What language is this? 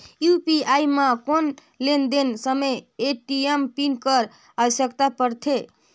Chhattisgarhi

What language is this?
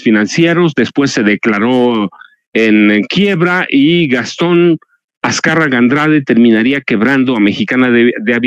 Spanish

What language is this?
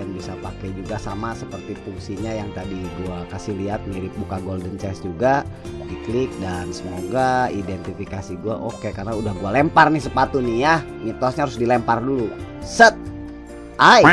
Indonesian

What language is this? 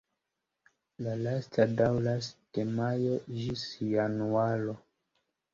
Esperanto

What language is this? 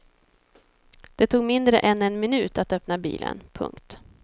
Swedish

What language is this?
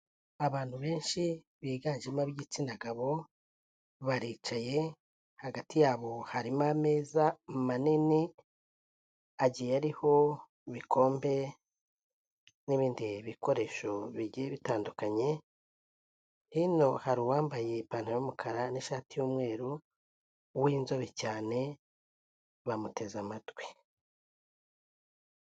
Kinyarwanda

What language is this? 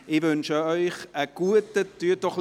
Swiss German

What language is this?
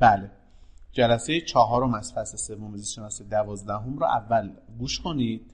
Persian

